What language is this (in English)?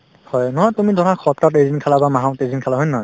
Assamese